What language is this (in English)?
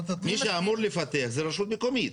Hebrew